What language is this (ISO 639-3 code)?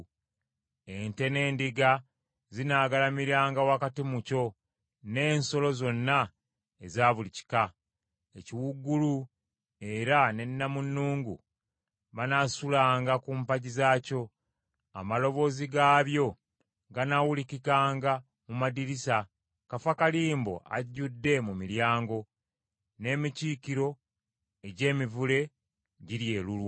lug